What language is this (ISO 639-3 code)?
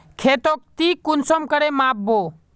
mag